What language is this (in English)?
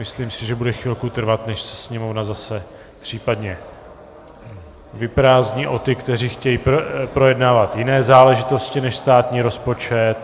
Czech